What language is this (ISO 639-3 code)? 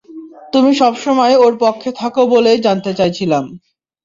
ben